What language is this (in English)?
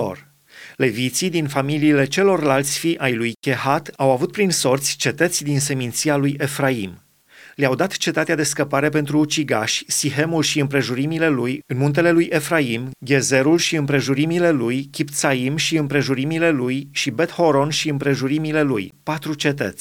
Romanian